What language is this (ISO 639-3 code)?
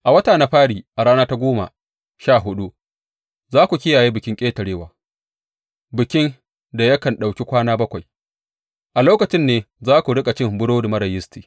hau